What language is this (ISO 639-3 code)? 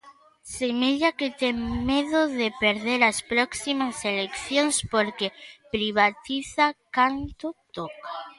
glg